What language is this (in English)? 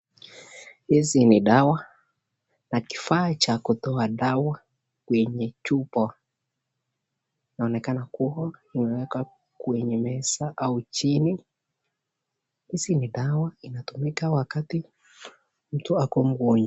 Swahili